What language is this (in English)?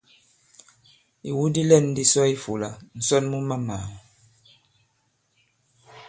Bankon